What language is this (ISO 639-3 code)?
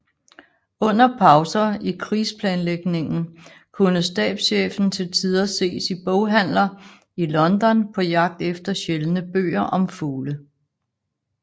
dan